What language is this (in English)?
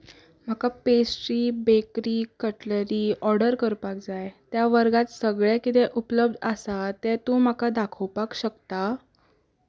Konkani